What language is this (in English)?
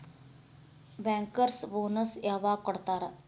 Kannada